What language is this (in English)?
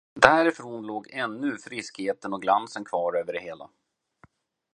Swedish